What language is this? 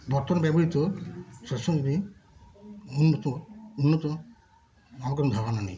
Bangla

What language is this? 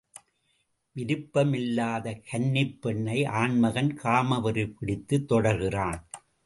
Tamil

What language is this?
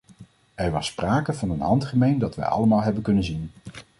Dutch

